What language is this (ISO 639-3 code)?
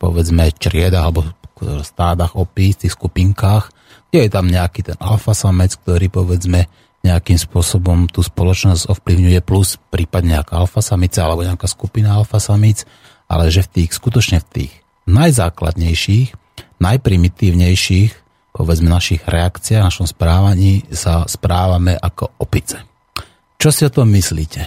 slk